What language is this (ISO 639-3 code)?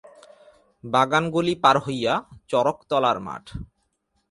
ben